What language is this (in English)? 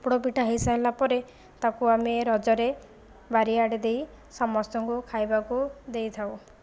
Odia